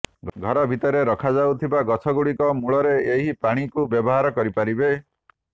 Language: Odia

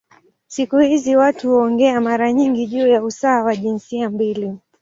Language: Swahili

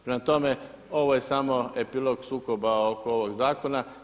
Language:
Croatian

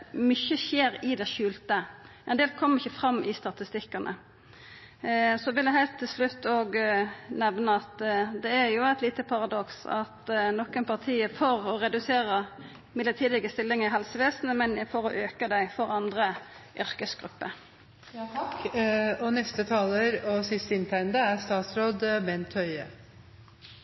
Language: Norwegian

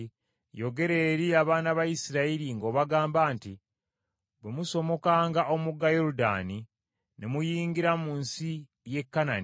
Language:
Ganda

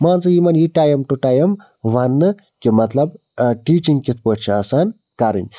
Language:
Kashmiri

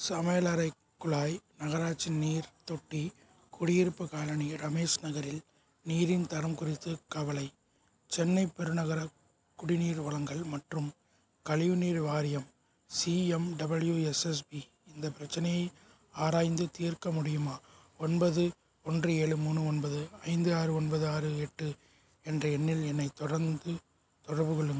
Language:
Tamil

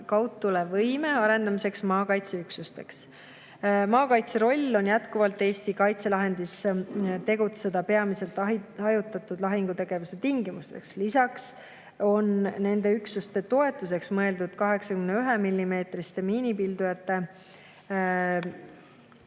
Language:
Estonian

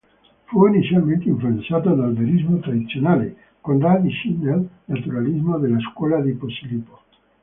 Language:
Italian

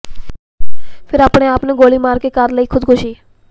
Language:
Punjabi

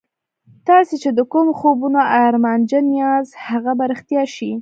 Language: Pashto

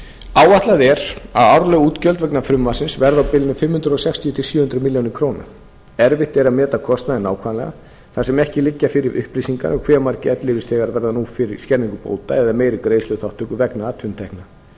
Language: Icelandic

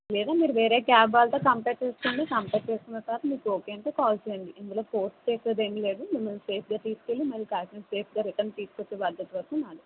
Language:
Telugu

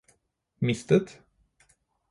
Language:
Norwegian Bokmål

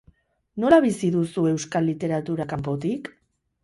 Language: Basque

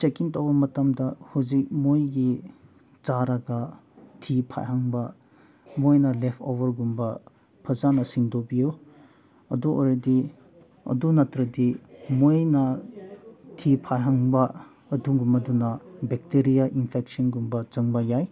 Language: Manipuri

